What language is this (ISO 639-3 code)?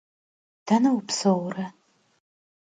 kbd